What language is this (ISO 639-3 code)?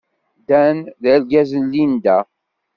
kab